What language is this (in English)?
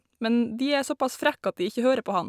Norwegian